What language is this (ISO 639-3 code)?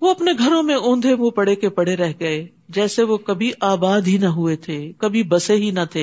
urd